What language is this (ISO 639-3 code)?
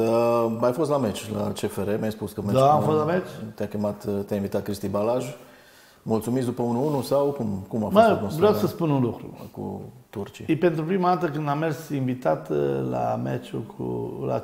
ron